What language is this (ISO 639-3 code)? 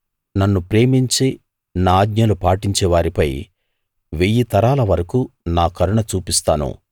tel